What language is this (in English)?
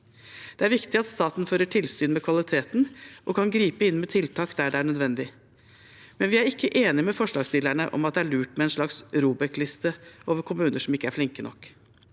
Norwegian